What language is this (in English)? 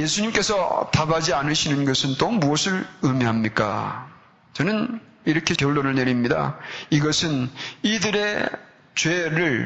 Korean